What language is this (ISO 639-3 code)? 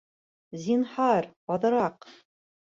bak